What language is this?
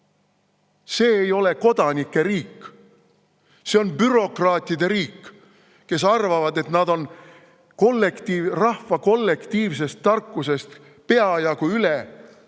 Estonian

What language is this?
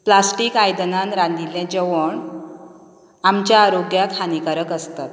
Konkani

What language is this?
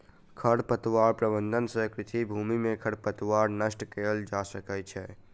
Maithili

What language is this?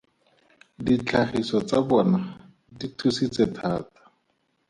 Tswana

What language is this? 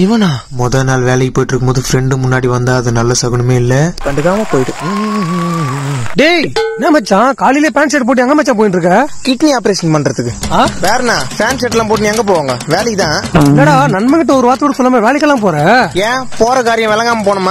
Tamil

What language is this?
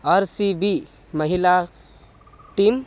Sanskrit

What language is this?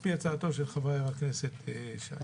Hebrew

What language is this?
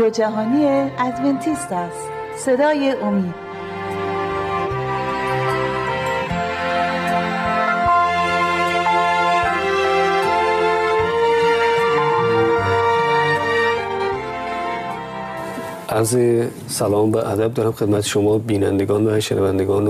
Persian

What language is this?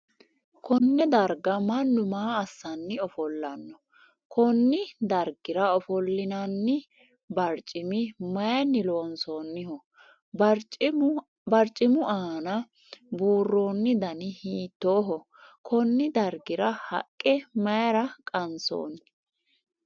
Sidamo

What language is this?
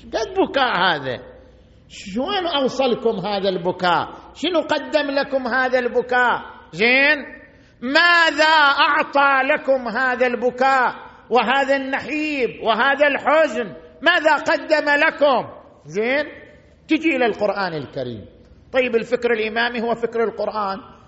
Arabic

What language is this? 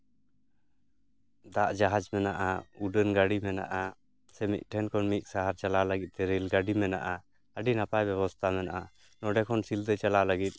Santali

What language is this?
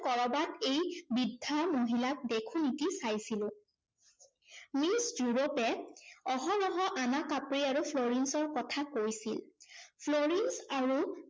Assamese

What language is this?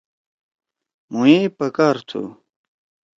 Torwali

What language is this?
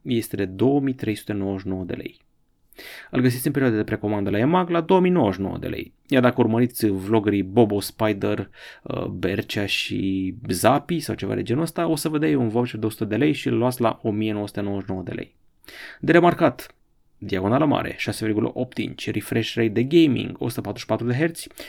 Romanian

